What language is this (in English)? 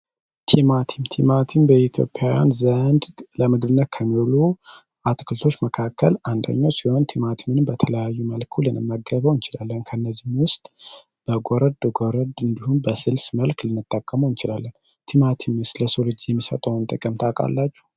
Amharic